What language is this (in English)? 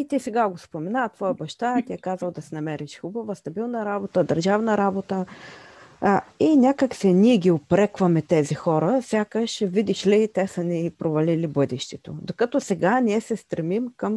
Bulgarian